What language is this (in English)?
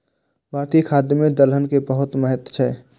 Maithili